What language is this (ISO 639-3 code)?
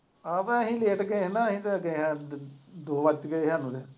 pan